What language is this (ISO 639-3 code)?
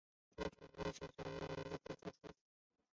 zho